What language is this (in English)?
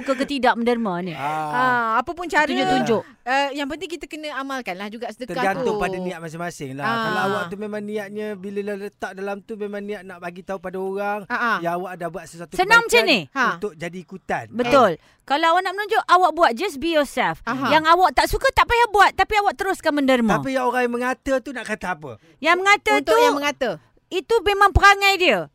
Malay